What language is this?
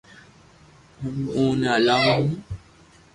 Loarki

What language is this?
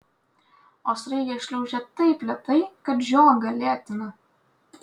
Lithuanian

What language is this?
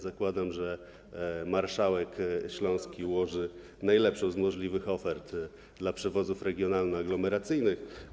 Polish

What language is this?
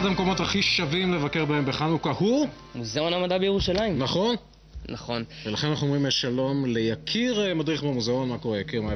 Hebrew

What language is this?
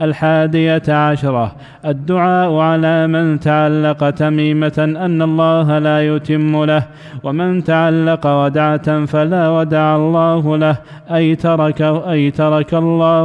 Arabic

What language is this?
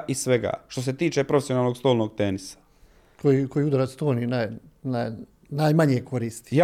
Croatian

